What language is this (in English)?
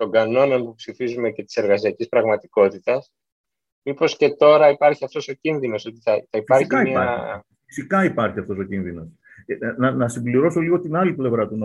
Greek